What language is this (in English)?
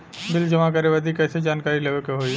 Bhojpuri